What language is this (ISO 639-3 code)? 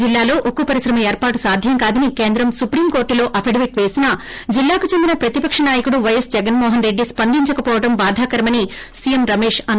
tel